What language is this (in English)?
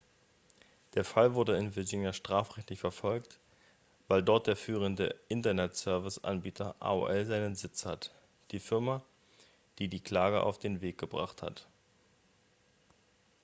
German